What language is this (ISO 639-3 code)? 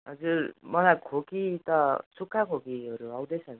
nep